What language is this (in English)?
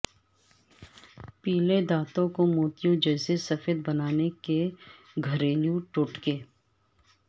Urdu